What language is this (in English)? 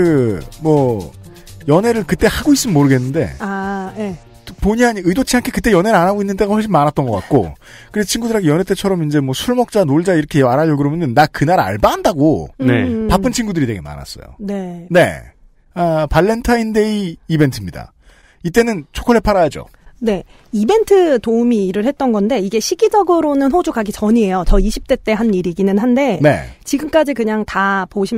Korean